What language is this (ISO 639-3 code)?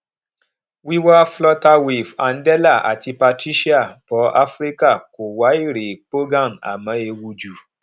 yor